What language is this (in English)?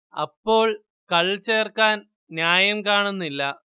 Malayalam